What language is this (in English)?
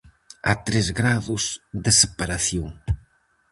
Galician